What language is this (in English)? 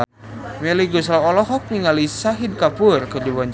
Sundanese